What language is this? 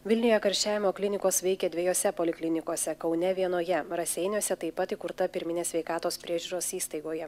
Lithuanian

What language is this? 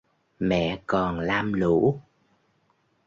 Vietnamese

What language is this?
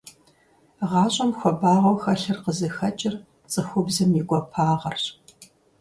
Kabardian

